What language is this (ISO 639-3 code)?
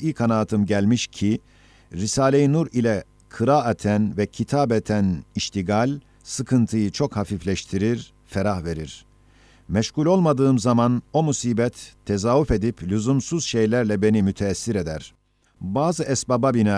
tur